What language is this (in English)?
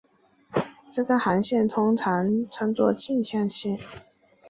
Chinese